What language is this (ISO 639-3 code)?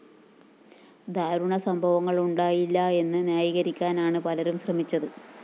mal